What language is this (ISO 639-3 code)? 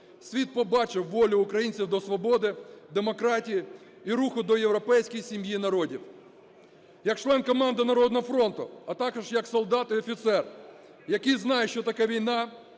ukr